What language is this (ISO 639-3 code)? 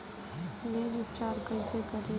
bho